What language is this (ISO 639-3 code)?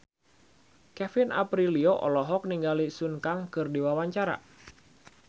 sun